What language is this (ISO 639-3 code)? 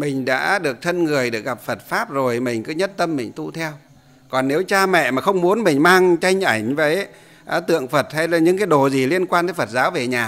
vie